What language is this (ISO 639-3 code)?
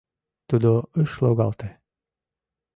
chm